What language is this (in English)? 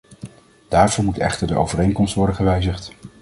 Dutch